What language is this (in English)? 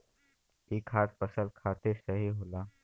Bhojpuri